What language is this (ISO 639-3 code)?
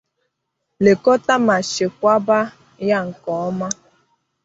ibo